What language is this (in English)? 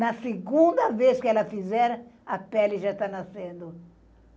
Portuguese